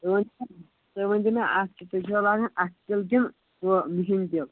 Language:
Kashmiri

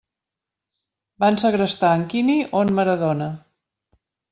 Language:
Catalan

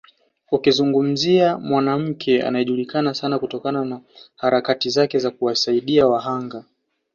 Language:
Swahili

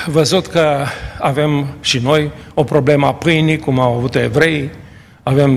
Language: Romanian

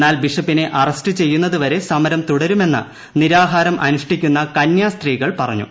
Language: Malayalam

